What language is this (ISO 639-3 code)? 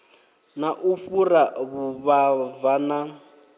ven